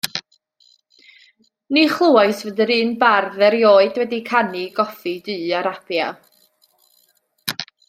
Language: Welsh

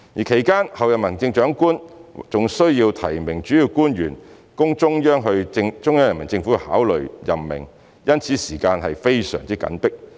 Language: Cantonese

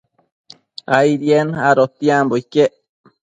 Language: Matsés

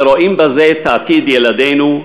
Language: Hebrew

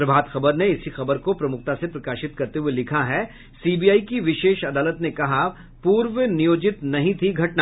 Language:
Hindi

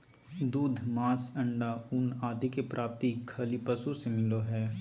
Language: Magahi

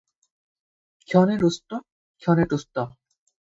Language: Assamese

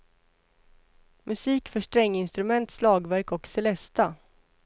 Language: Swedish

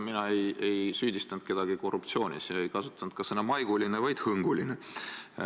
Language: Estonian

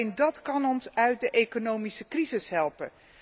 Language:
Dutch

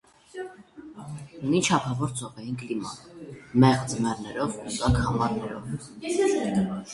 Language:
Armenian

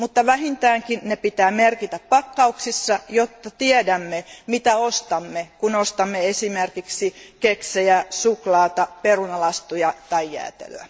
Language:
Finnish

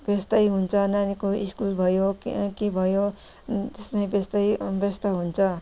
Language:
Nepali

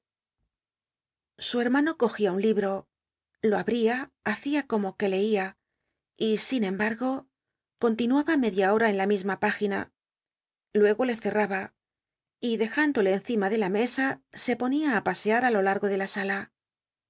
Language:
Spanish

